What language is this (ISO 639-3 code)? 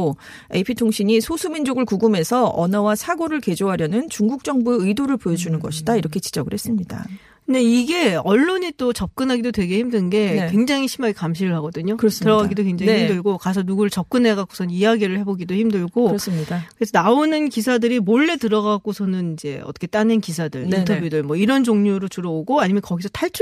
kor